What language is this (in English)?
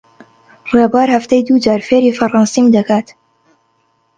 Central Kurdish